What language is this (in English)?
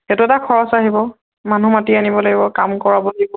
Assamese